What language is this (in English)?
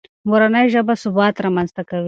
Pashto